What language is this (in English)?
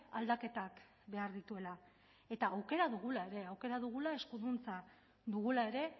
Basque